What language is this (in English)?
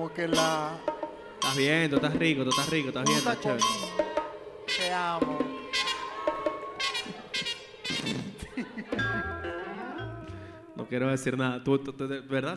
Spanish